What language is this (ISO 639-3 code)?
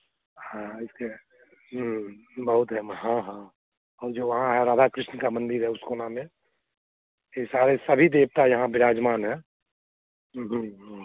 hin